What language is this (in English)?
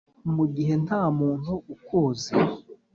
Kinyarwanda